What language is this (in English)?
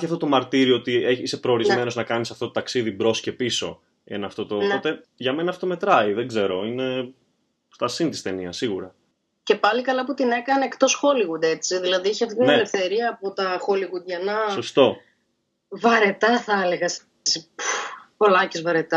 Greek